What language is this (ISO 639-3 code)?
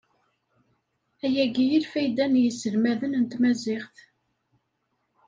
kab